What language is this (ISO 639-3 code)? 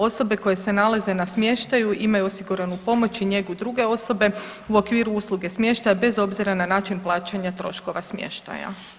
hrv